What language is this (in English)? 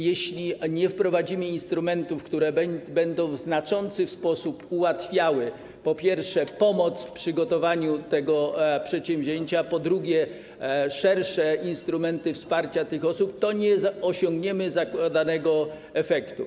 Polish